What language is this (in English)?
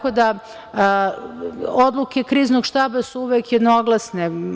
Serbian